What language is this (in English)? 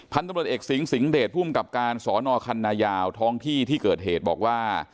Thai